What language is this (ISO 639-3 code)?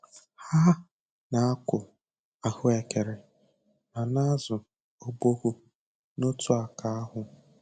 ibo